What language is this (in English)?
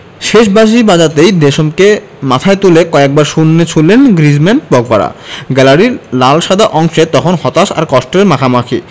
Bangla